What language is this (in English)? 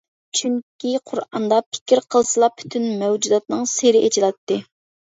Uyghur